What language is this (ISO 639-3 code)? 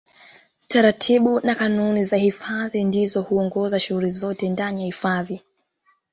swa